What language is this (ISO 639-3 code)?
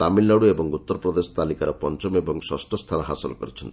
ori